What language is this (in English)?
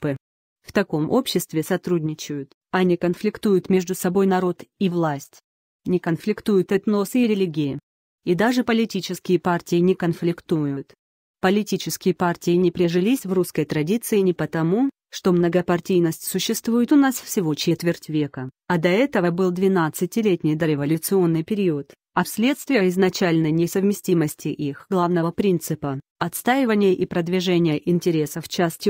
Russian